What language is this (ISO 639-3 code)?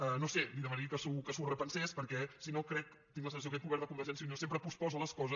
cat